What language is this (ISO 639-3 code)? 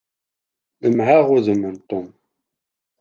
kab